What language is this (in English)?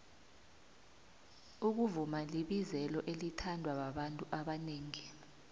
South Ndebele